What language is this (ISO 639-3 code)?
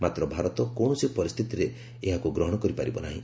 ori